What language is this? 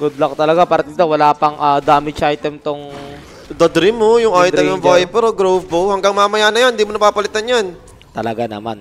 Filipino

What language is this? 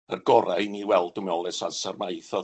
Welsh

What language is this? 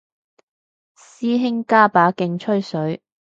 Cantonese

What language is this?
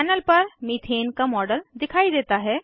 Hindi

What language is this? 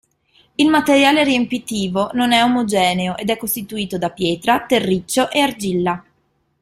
Italian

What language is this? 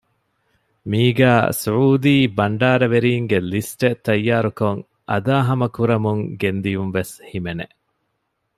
Divehi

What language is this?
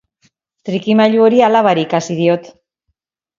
Basque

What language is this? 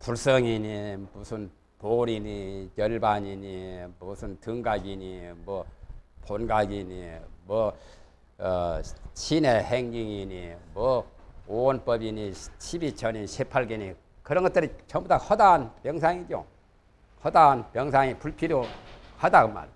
Korean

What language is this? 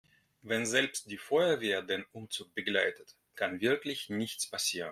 German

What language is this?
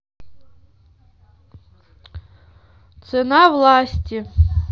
Russian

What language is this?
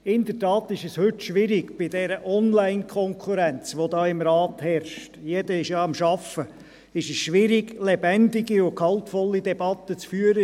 Swiss German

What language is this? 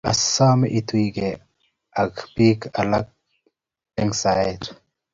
Kalenjin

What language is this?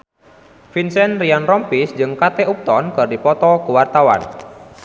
Sundanese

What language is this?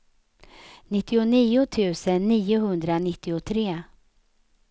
Swedish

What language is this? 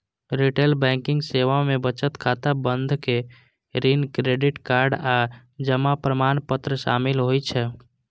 Maithili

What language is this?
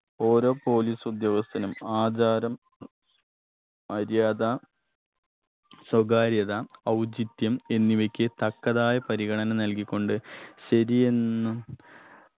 Malayalam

